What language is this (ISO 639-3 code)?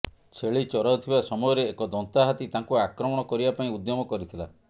ori